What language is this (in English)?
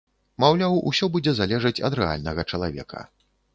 Belarusian